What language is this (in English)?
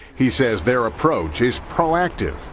English